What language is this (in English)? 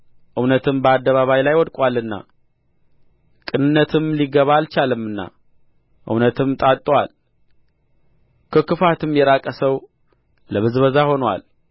Amharic